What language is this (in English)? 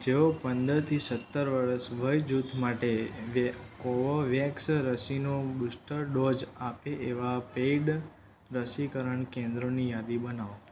Gujarati